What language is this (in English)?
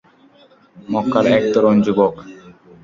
Bangla